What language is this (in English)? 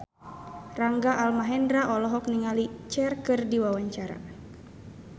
Sundanese